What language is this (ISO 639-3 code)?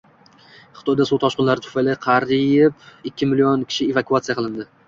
uzb